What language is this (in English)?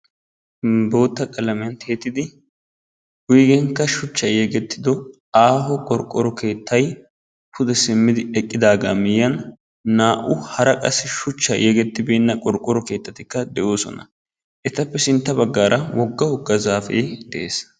Wolaytta